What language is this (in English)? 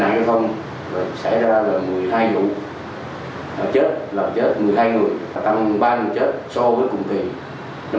Vietnamese